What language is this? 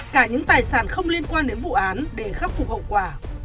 Vietnamese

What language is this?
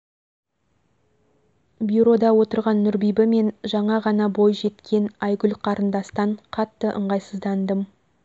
Kazakh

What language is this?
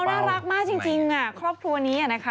Thai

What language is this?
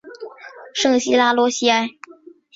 Chinese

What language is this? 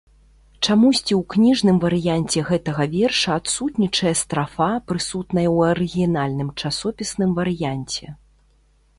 Belarusian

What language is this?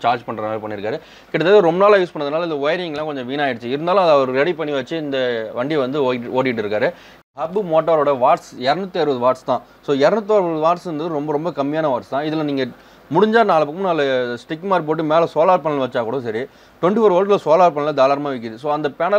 Korean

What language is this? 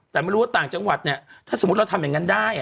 Thai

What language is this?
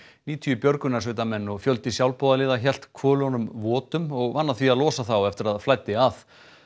Icelandic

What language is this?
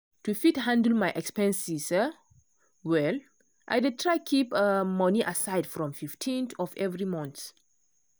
Nigerian Pidgin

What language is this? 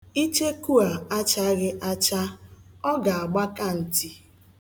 Igbo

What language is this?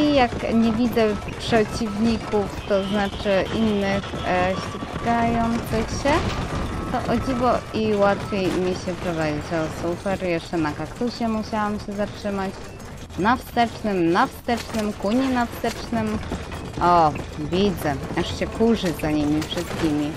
Polish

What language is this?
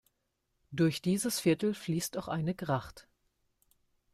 German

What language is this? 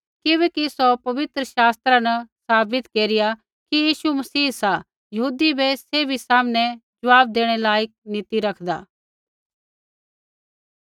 Kullu Pahari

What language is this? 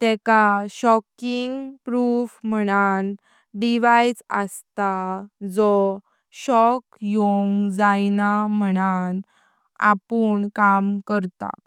Konkani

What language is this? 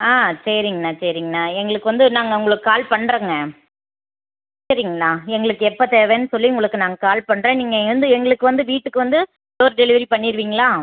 Tamil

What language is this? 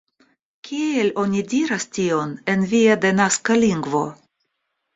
Esperanto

